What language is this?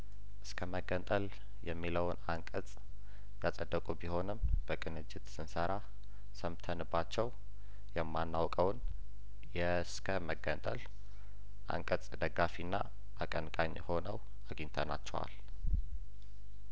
Amharic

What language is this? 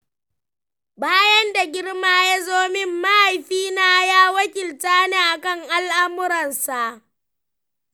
Hausa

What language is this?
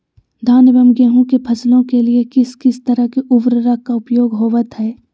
Magahi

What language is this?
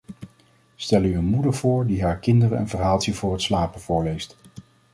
Dutch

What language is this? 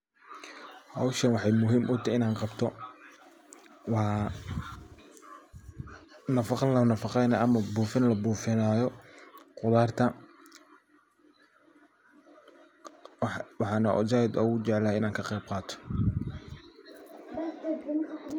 Somali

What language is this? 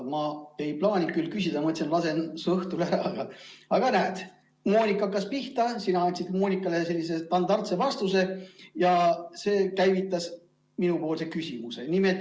Estonian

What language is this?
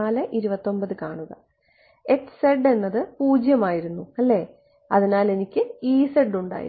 Malayalam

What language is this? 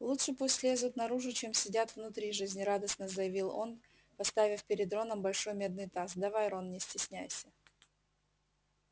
Russian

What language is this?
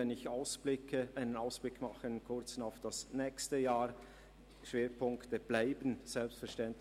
Swiss German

